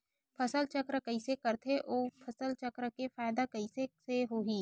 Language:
Chhattisgarhi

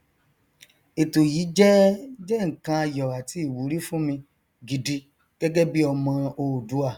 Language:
Yoruba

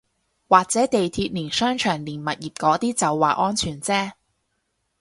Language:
Cantonese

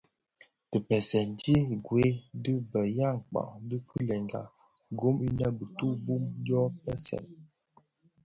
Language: Bafia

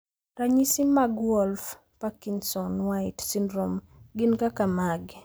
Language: Luo (Kenya and Tanzania)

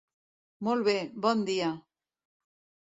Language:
Catalan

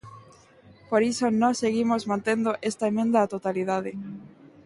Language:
Galician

